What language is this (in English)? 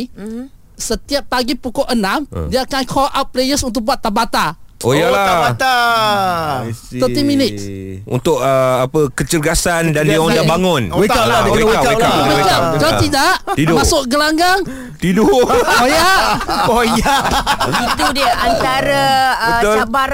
Malay